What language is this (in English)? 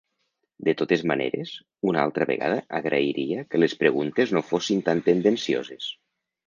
Catalan